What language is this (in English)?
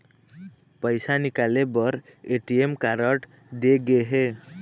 Chhattisgarhi